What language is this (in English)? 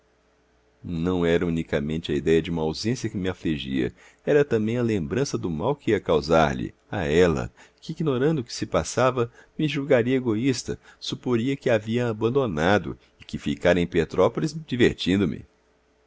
Portuguese